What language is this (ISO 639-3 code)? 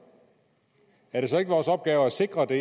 dan